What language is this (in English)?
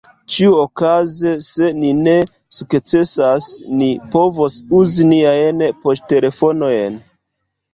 Esperanto